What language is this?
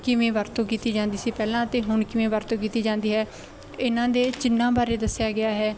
Punjabi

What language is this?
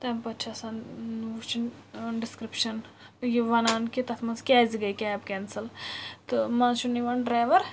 Kashmiri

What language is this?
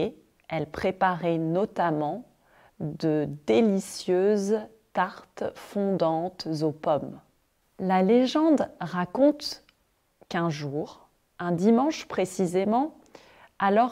French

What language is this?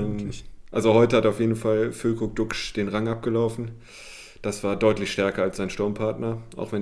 German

